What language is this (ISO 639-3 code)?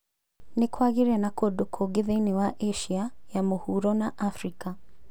kik